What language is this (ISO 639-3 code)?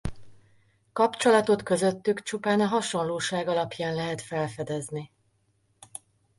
hun